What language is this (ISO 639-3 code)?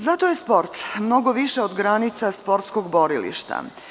srp